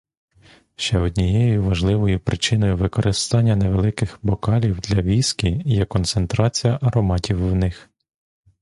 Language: Ukrainian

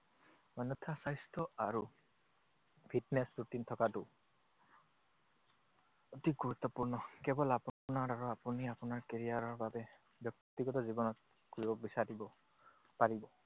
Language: Assamese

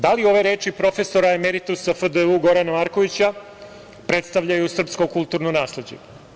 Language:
Serbian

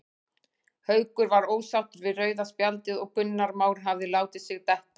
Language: Icelandic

